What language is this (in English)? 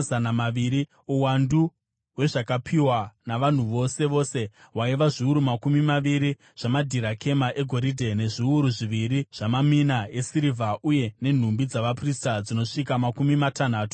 Shona